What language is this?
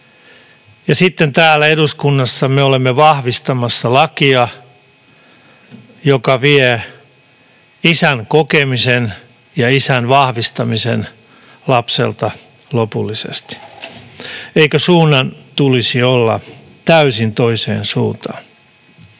Finnish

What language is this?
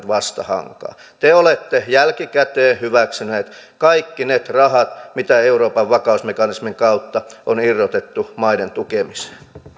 Finnish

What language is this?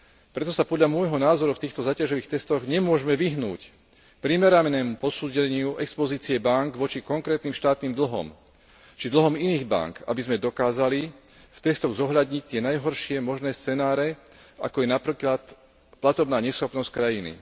Slovak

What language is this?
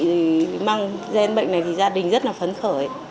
Vietnamese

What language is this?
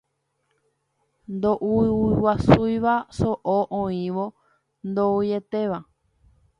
Guarani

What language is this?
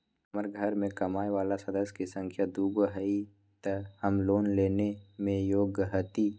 Magahi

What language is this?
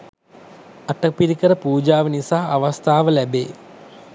Sinhala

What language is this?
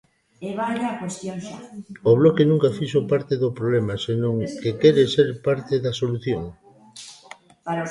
Galician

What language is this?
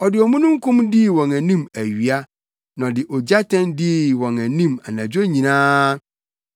Akan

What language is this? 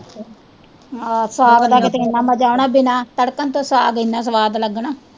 Punjabi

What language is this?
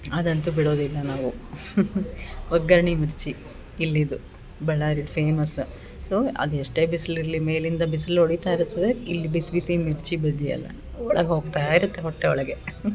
Kannada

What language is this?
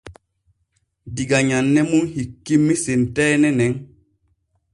Borgu Fulfulde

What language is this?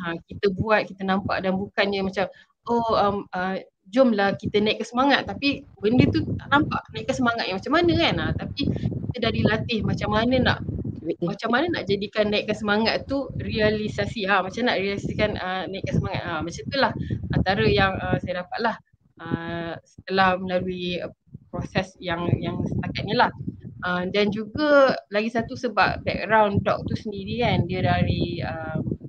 Malay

